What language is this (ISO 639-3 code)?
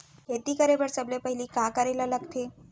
hne